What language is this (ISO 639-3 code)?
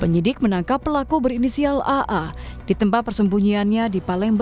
ind